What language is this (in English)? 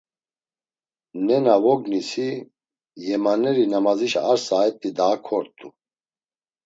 Laz